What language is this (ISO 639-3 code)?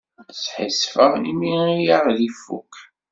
kab